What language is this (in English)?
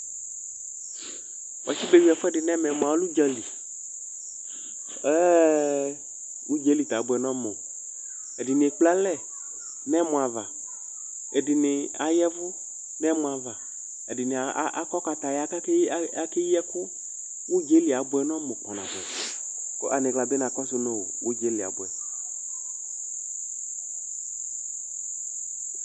Ikposo